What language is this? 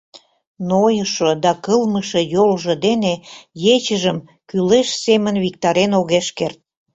Mari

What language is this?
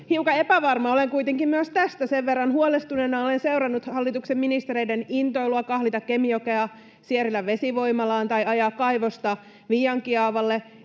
Finnish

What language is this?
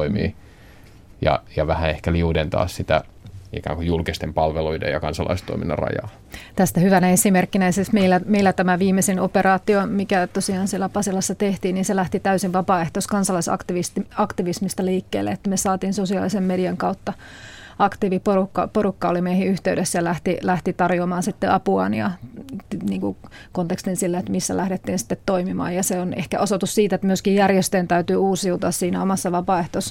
Finnish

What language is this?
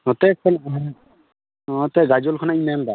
Santali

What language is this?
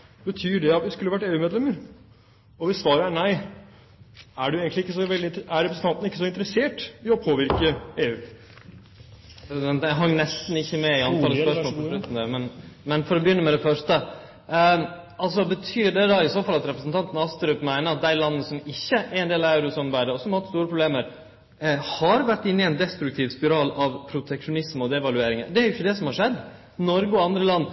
Norwegian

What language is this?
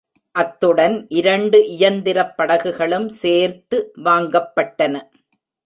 Tamil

